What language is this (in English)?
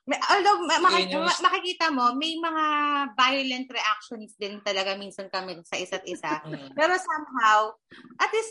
Filipino